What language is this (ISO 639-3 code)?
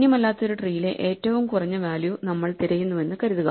mal